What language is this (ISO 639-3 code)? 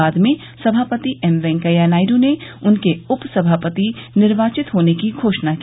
hin